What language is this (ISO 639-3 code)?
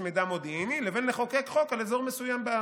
heb